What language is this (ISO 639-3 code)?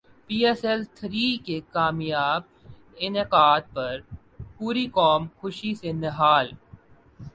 urd